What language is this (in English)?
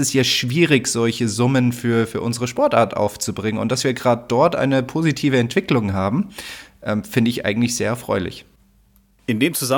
German